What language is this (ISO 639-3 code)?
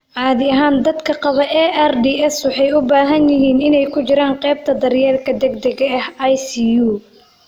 som